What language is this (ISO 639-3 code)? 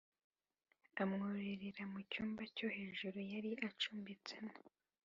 kin